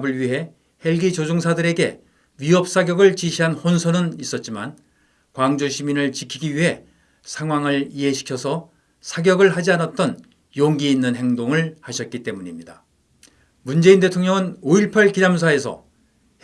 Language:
Korean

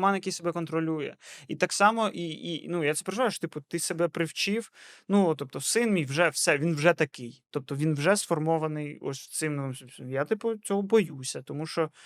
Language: Ukrainian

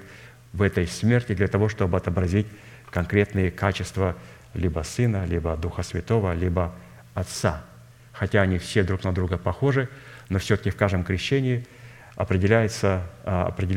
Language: Russian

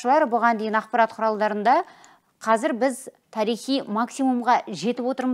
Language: Turkish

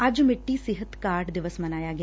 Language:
Punjabi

